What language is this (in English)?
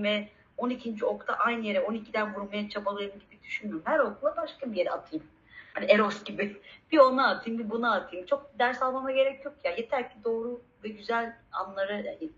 Turkish